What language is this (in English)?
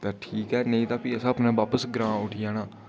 Dogri